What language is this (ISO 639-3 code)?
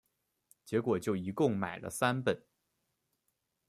zho